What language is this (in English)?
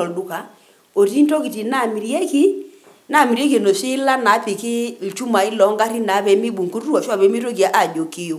Masai